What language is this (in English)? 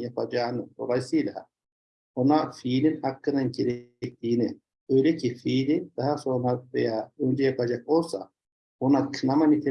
Turkish